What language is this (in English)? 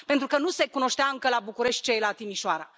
Romanian